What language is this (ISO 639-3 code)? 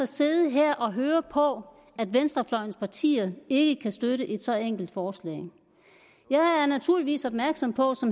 dan